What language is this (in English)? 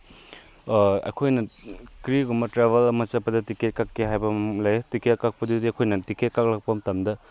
Manipuri